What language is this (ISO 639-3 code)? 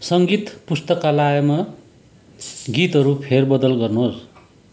nep